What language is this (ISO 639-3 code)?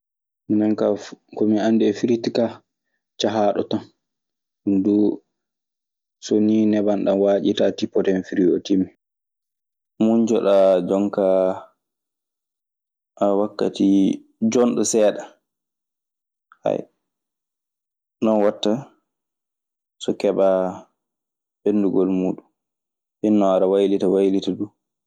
ffm